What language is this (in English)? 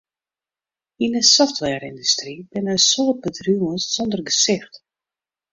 Western Frisian